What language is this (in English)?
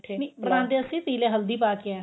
Punjabi